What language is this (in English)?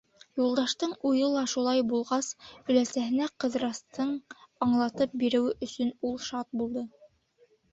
Bashkir